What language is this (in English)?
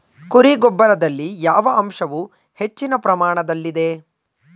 Kannada